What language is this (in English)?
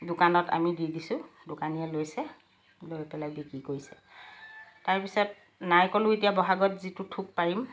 Assamese